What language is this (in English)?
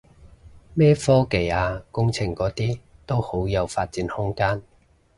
Cantonese